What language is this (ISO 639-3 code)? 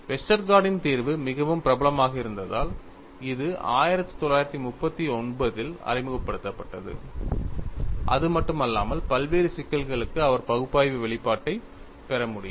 tam